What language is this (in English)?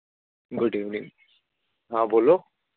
Urdu